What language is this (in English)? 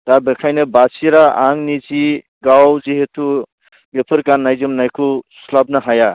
Bodo